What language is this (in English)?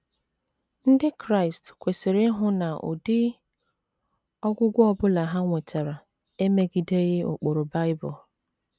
Igbo